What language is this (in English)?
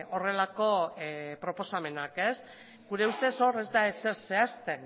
Basque